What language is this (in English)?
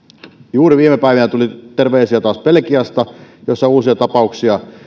Finnish